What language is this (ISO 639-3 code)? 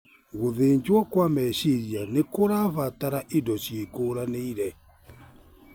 kik